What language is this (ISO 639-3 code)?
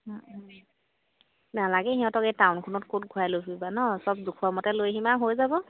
asm